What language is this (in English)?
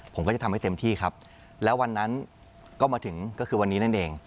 Thai